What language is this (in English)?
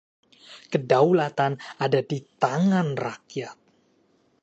Indonesian